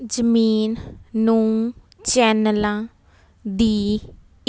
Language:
Punjabi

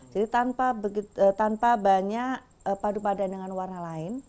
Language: Indonesian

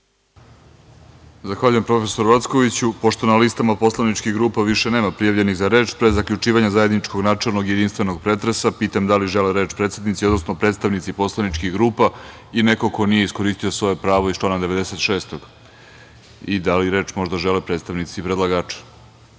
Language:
Serbian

